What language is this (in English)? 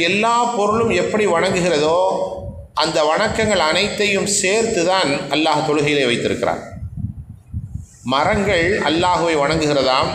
Arabic